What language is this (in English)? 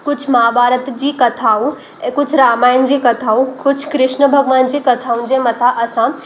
Sindhi